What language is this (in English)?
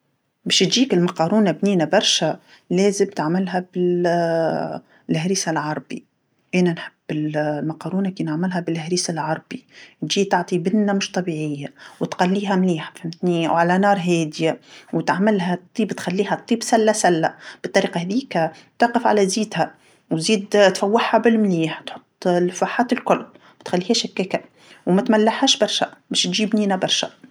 Tunisian Arabic